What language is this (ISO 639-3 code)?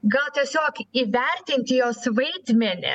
lit